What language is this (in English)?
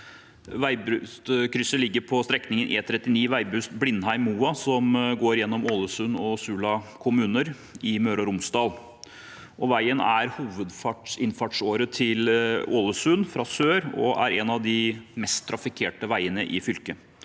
Norwegian